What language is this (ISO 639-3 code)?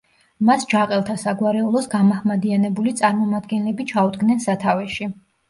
kat